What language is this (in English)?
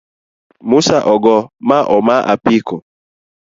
Luo (Kenya and Tanzania)